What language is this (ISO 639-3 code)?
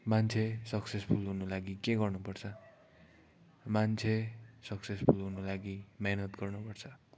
nep